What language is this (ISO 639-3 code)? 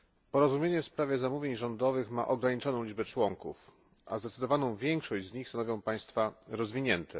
pol